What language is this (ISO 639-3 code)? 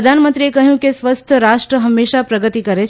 guj